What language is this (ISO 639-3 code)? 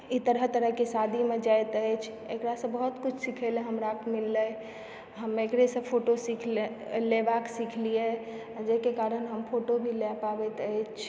mai